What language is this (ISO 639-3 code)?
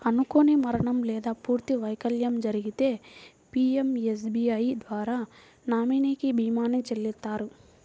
tel